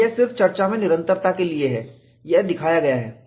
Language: Hindi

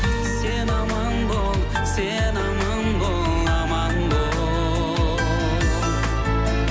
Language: Kazakh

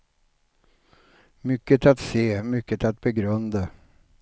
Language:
Swedish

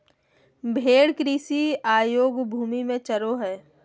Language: Magahi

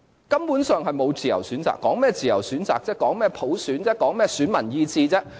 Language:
Cantonese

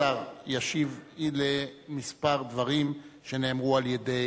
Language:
Hebrew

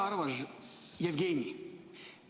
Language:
Estonian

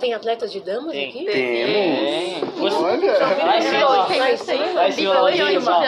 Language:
Portuguese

